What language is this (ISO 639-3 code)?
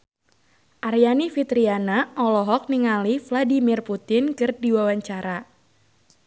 sun